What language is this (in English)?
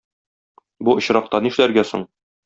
Tatar